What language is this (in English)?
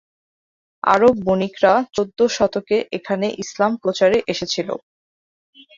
Bangla